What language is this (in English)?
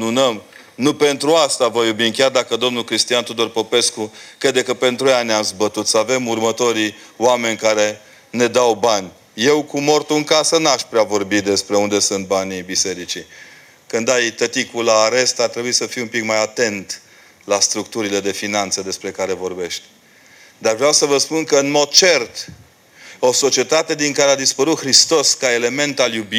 Romanian